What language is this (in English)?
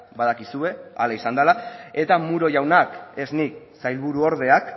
Basque